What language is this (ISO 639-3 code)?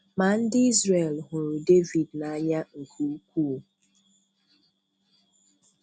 ibo